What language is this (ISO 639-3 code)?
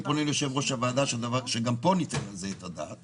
heb